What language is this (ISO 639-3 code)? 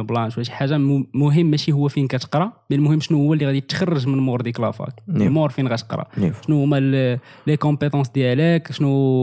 ara